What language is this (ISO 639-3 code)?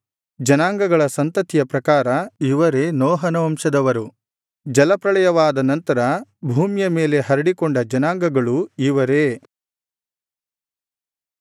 kan